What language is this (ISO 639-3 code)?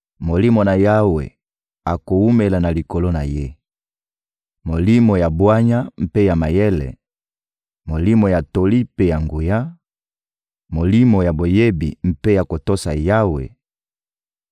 lin